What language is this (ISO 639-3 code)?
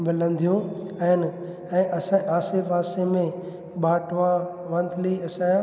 snd